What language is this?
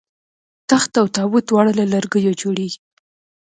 Pashto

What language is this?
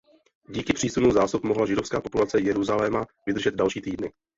Czech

